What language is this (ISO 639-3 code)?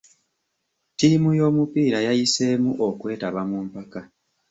lug